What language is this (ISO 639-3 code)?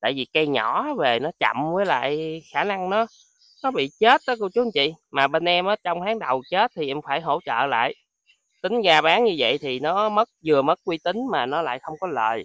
vie